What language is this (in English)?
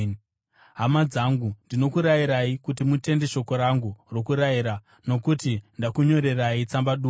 Shona